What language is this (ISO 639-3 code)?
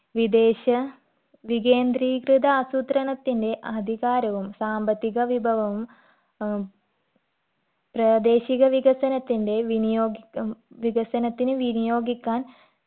mal